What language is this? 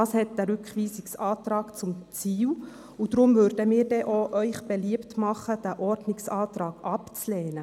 Swiss German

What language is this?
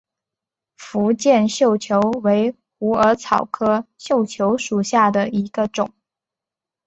Chinese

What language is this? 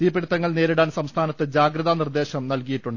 Malayalam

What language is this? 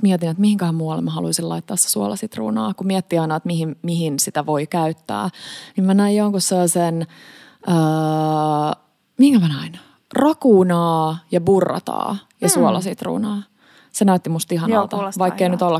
Finnish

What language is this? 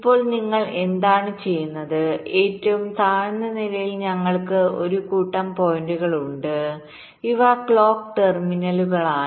Malayalam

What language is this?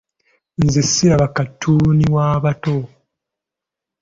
Ganda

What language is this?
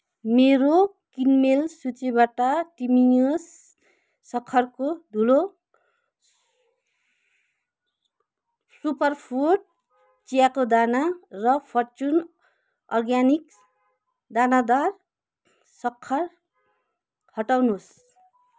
Nepali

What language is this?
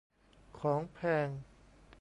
Thai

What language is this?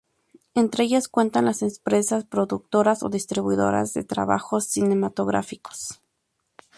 Spanish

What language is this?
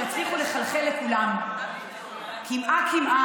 Hebrew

